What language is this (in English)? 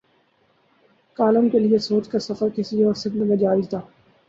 Urdu